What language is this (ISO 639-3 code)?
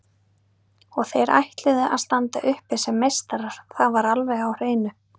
isl